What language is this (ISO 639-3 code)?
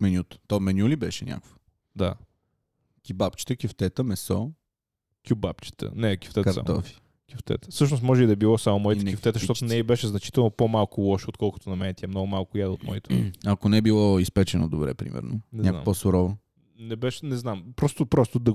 bul